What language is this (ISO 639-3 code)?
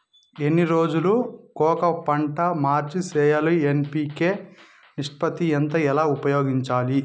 tel